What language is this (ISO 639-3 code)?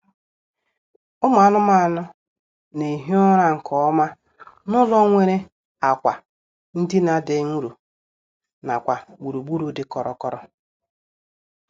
ibo